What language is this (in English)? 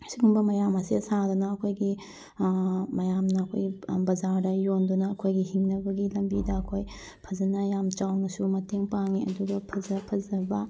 Manipuri